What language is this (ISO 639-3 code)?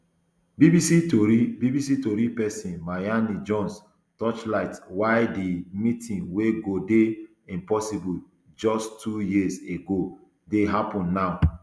pcm